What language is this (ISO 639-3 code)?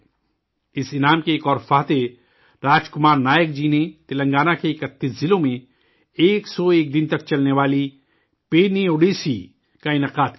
urd